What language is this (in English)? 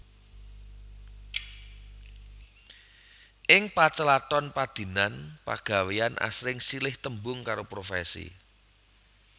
Javanese